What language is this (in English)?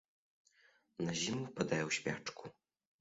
Belarusian